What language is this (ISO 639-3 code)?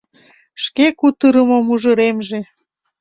chm